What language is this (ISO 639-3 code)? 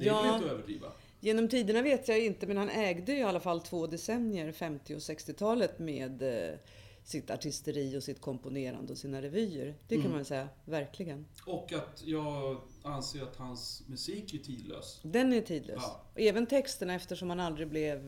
swe